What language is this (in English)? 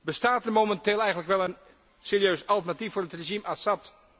Dutch